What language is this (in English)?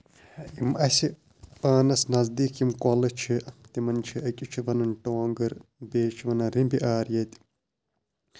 Kashmiri